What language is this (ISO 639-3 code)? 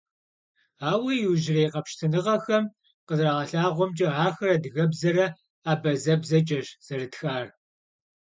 kbd